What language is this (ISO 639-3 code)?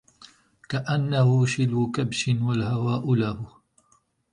ara